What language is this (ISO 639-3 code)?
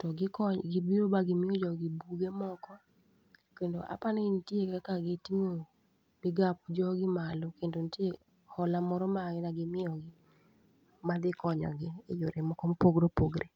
luo